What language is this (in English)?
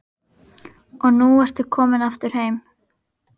Icelandic